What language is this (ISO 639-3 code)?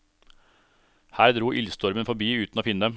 nor